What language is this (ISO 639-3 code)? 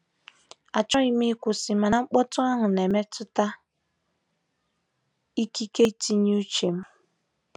ibo